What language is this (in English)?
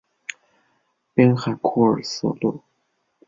Chinese